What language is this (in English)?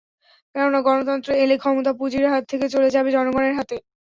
Bangla